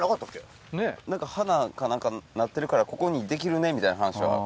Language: Japanese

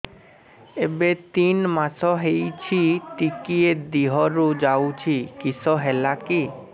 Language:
Odia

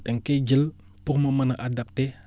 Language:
Wolof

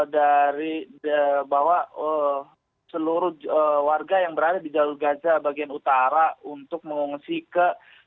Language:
Indonesian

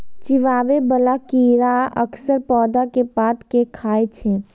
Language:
Maithili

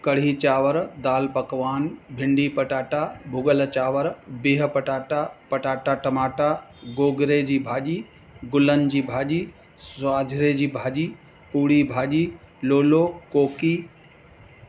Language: Sindhi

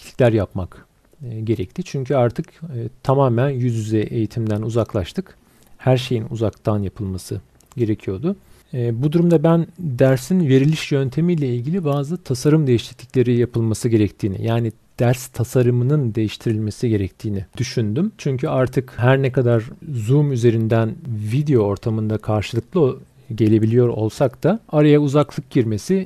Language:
Turkish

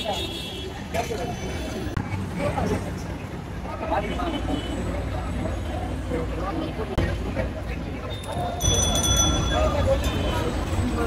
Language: Arabic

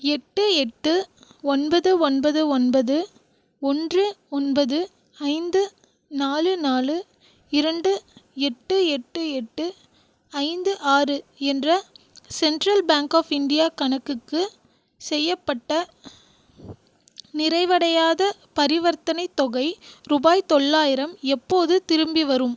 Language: Tamil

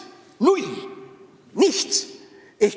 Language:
Estonian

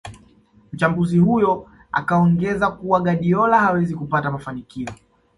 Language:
Swahili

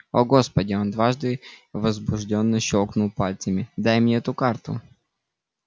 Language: Russian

